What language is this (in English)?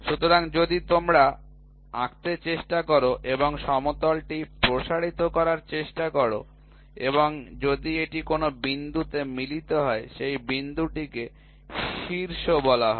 Bangla